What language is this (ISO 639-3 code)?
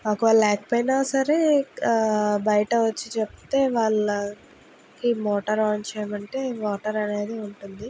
tel